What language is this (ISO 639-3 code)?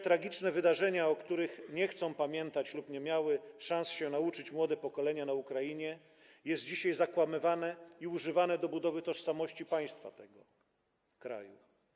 pol